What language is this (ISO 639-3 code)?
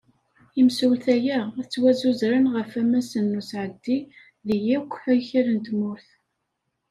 kab